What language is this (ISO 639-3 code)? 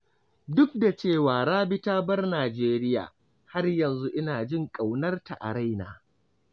hau